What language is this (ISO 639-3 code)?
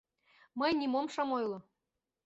chm